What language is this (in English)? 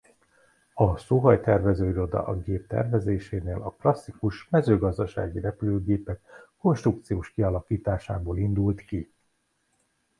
Hungarian